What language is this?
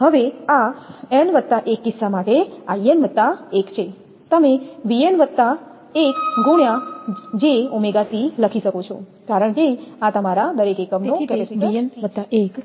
Gujarati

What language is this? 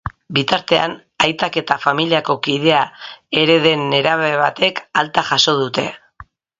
Basque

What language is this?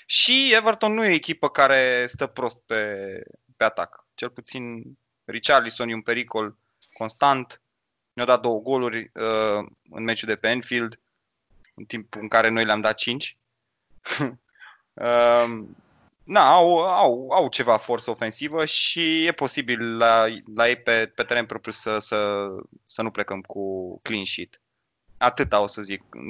Romanian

